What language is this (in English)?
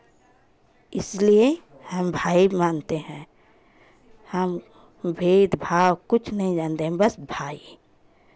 Hindi